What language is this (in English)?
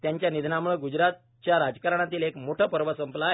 Marathi